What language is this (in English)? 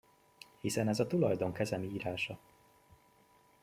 Hungarian